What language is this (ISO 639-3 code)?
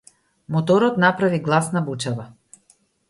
mkd